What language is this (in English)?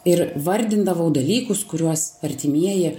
Lithuanian